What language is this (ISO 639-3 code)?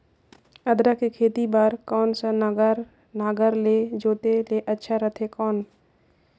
hne